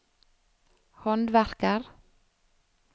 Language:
Norwegian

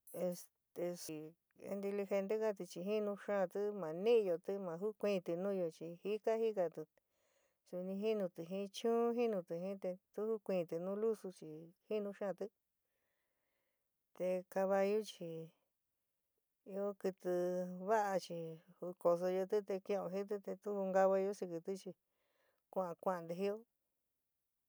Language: San Miguel El Grande Mixtec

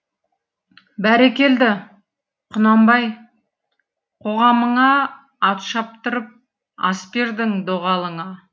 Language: Kazakh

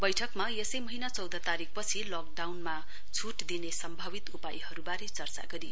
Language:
Nepali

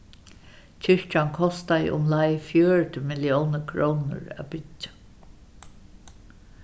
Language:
Faroese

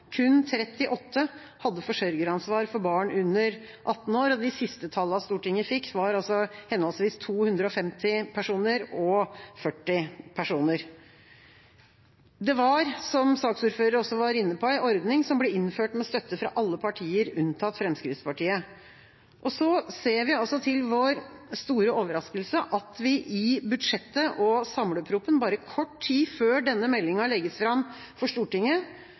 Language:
Norwegian Bokmål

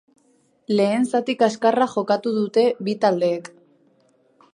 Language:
Basque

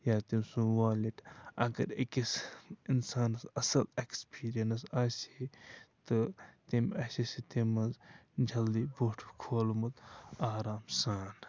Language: Kashmiri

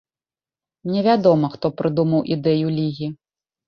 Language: Belarusian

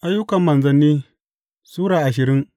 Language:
Hausa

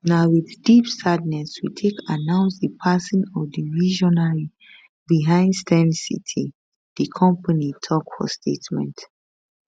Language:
Nigerian Pidgin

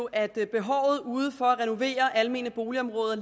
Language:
Danish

